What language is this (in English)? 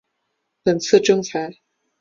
Chinese